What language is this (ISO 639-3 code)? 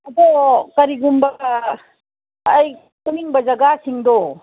mni